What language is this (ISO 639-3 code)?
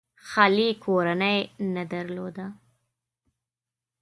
pus